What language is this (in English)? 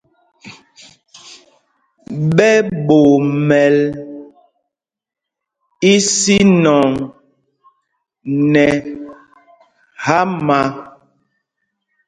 Mpumpong